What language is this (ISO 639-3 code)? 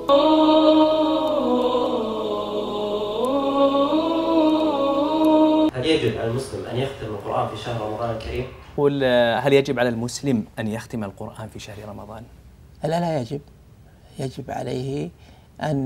ara